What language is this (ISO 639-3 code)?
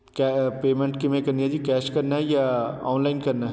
pan